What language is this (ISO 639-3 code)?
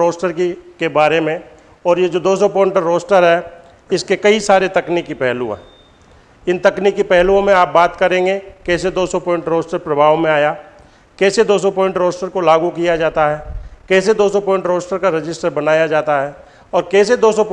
hin